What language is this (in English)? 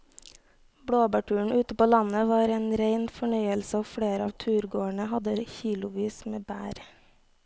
Norwegian